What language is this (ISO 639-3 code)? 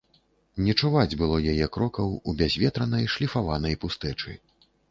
bel